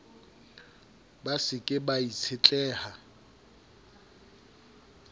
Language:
Southern Sotho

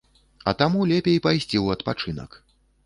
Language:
Belarusian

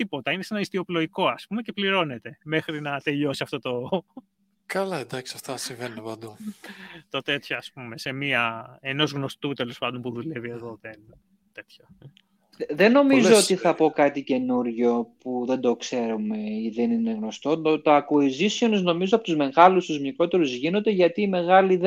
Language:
Greek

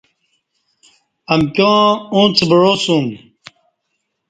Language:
Kati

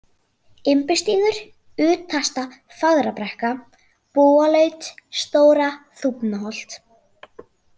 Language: Icelandic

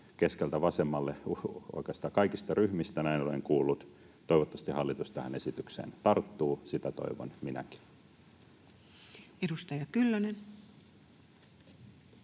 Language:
Finnish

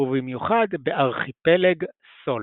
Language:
Hebrew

